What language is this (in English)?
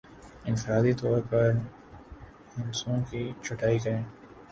Urdu